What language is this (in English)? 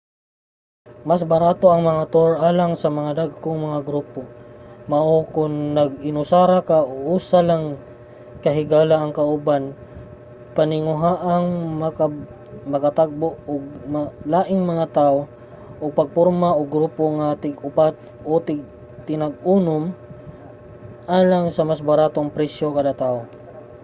Cebuano